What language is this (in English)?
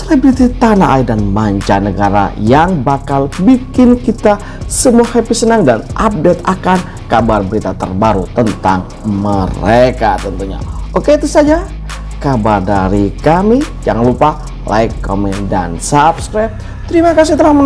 Indonesian